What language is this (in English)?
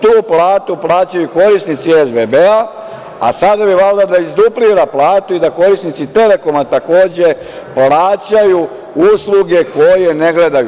Serbian